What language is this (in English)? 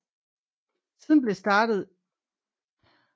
Danish